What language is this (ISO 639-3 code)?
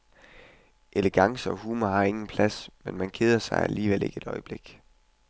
dan